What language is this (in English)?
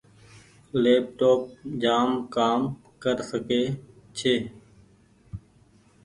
Goaria